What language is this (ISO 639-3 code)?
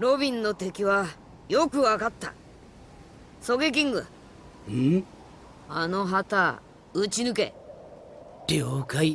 jpn